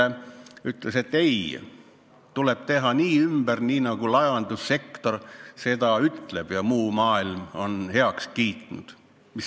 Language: Estonian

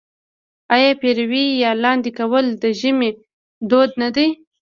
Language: Pashto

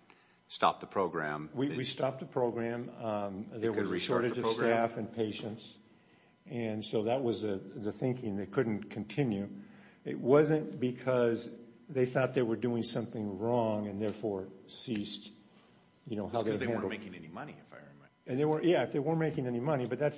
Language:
English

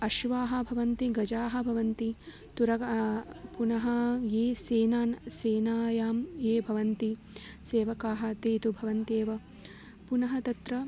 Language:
Sanskrit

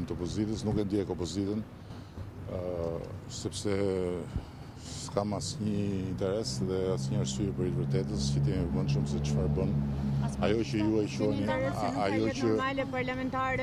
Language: Romanian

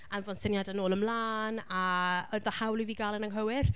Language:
Welsh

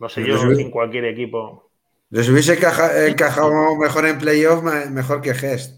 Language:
Spanish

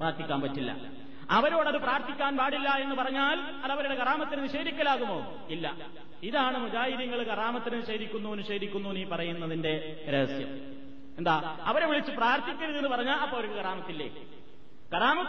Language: Malayalam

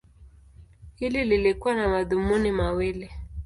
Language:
Swahili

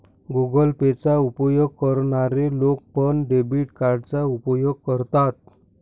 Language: Marathi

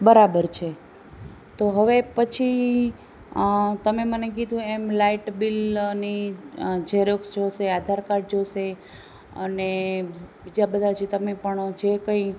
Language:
Gujarati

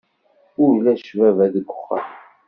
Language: Kabyle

